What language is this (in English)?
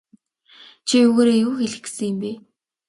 Mongolian